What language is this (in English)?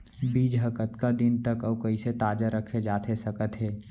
Chhattisgarhi